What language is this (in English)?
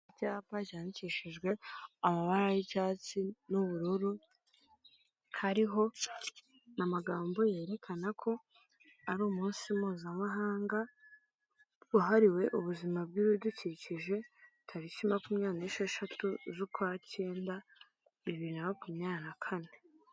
Kinyarwanda